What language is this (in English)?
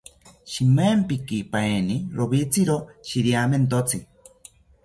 South Ucayali Ashéninka